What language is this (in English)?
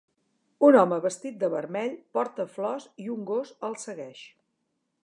Catalan